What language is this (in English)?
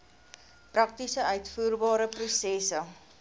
Afrikaans